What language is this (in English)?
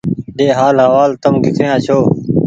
Goaria